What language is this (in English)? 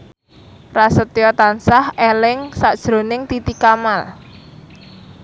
Javanese